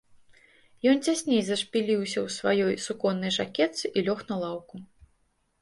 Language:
Belarusian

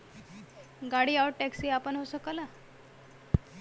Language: Bhojpuri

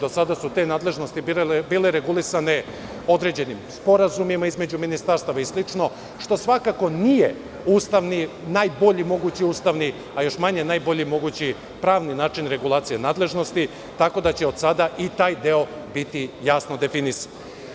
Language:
Serbian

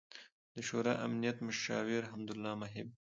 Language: Pashto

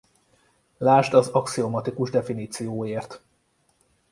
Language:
Hungarian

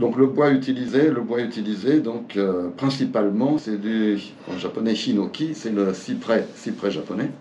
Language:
French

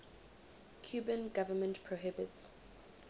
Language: English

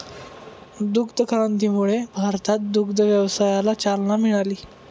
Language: Marathi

